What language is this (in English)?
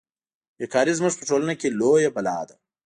Pashto